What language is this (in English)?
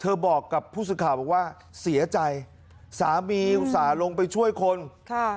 Thai